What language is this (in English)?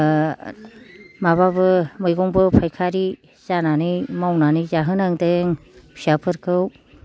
Bodo